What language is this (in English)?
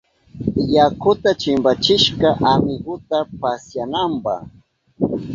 Southern Pastaza Quechua